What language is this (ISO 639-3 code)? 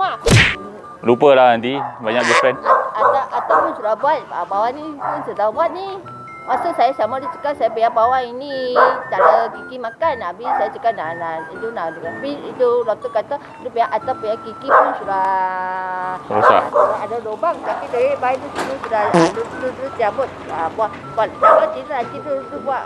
msa